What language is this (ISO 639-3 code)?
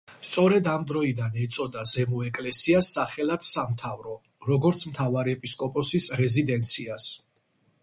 kat